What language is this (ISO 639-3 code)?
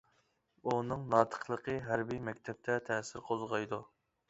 uig